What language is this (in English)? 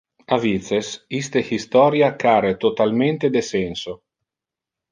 Interlingua